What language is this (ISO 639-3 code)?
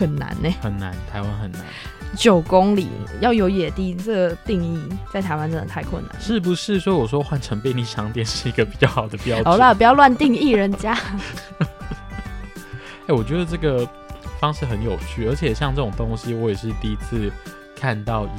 zho